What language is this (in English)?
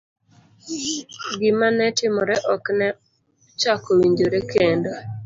Luo (Kenya and Tanzania)